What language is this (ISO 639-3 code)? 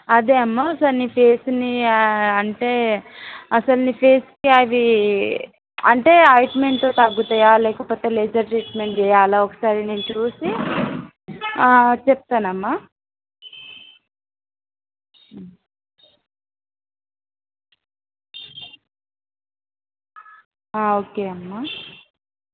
tel